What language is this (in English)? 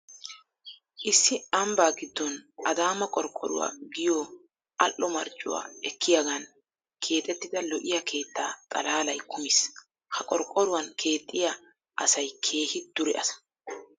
Wolaytta